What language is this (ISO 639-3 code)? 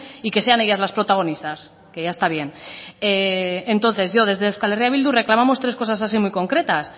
spa